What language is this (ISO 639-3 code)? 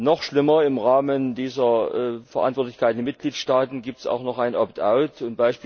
deu